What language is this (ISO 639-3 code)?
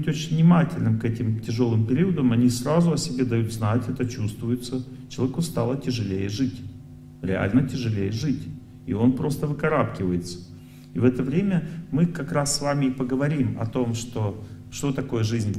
rus